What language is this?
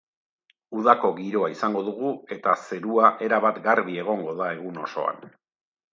Basque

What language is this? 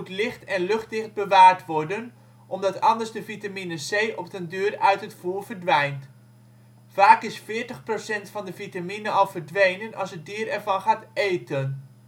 Dutch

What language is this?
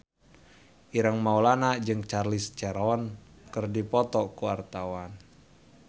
Sundanese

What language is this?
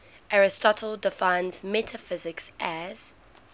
English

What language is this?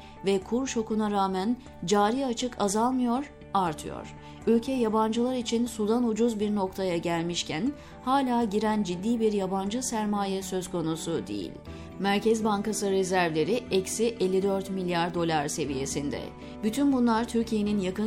Turkish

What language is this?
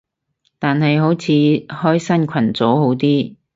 Cantonese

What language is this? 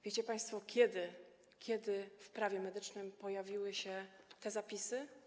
Polish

